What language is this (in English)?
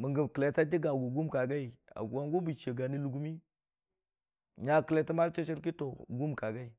Dijim-Bwilim